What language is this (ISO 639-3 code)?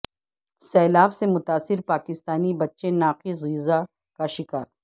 urd